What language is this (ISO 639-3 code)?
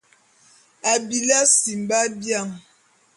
bum